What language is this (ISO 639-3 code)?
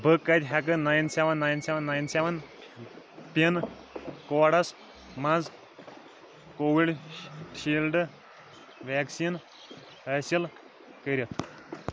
kas